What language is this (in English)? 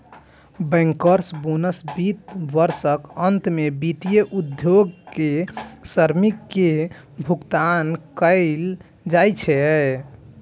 Maithili